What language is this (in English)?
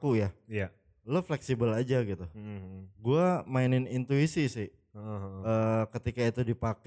Indonesian